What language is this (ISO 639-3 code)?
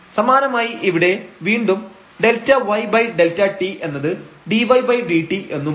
mal